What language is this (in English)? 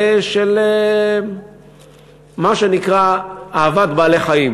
Hebrew